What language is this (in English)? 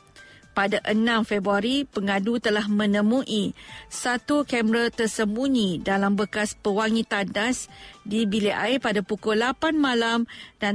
Malay